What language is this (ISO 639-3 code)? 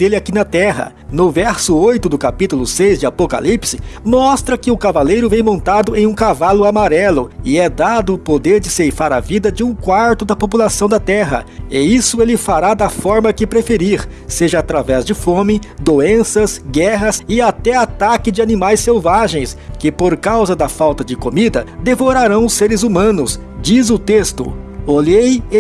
por